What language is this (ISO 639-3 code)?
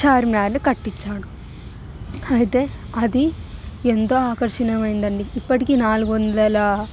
tel